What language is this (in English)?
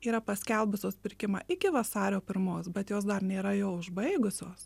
Lithuanian